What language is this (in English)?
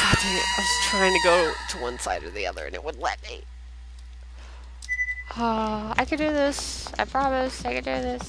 English